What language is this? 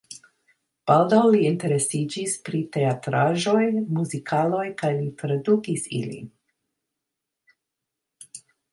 Esperanto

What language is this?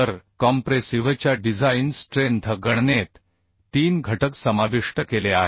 Marathi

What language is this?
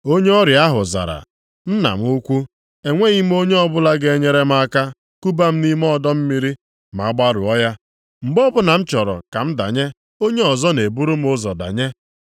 Igbo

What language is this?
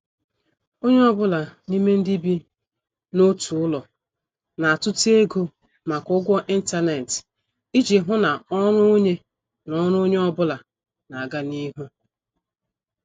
Igbo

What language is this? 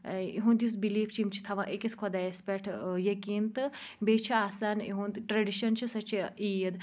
Kashmiri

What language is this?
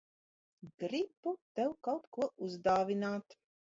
Latvian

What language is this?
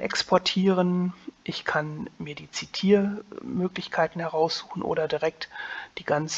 German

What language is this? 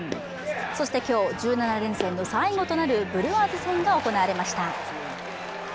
Japanese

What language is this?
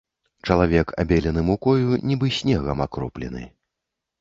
Belarusian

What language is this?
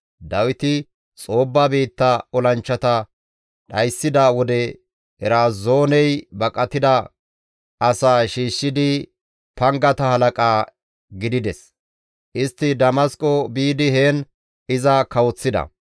Gamo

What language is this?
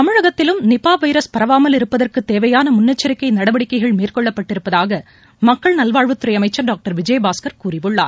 Tamil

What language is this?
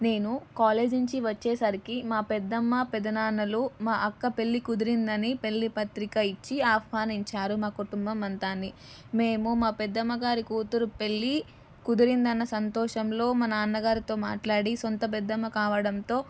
Telugu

